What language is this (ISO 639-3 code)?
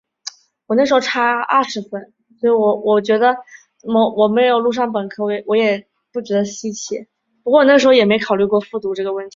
zho